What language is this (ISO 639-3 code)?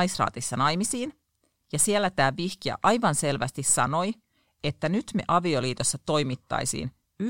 fin